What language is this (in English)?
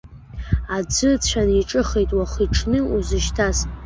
Abkhazian